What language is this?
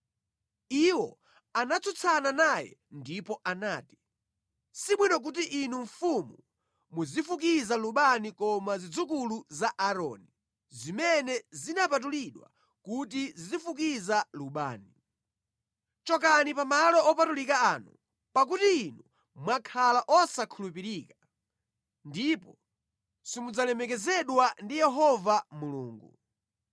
Nyanja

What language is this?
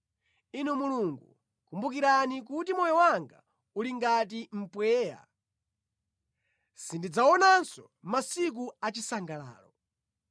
Nyanja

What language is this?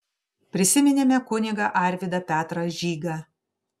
Lithuanian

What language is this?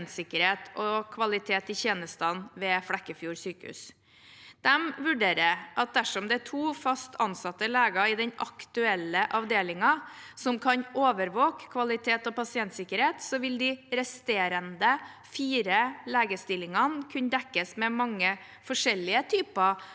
Norwegian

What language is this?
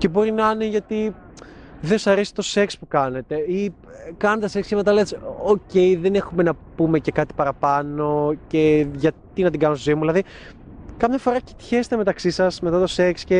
Greek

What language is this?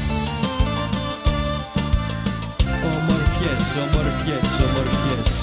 Greek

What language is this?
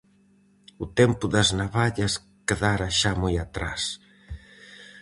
Galician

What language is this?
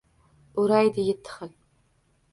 Uzbek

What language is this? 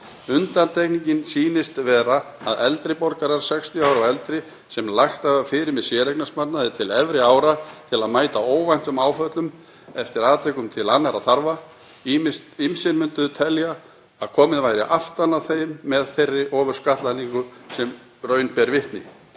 Icelandic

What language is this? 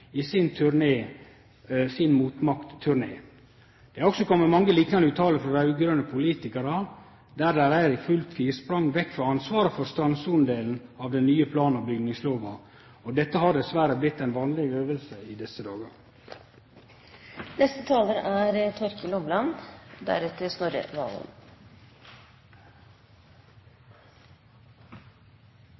Norwegian Nynorsk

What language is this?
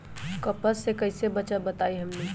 Magahi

